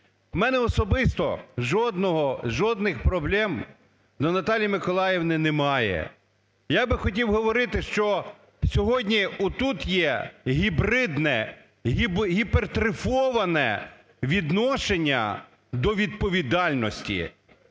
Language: Ukrainian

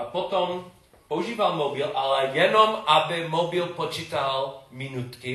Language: Czech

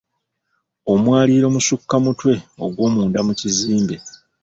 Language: Ganda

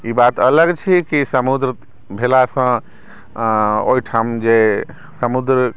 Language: Maithili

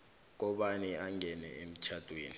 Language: South Ndebele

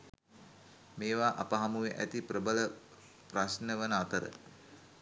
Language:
Sinhala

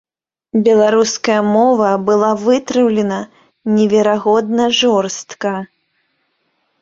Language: Belarusian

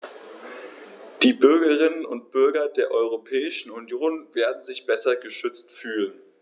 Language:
German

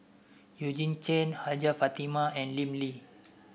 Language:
English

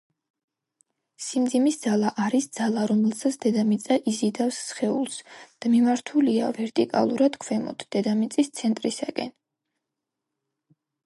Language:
Georgian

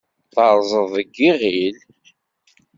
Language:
Kabyle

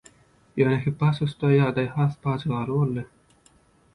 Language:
Turkmen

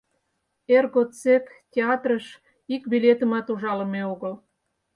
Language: Mari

